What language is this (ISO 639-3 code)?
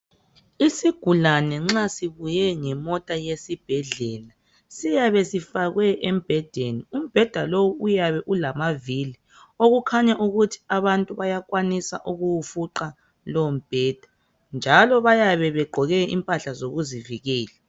nde